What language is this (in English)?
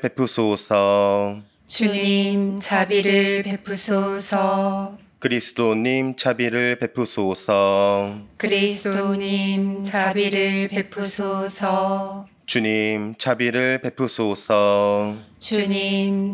Korean